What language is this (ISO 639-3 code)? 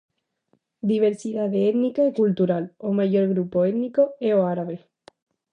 glg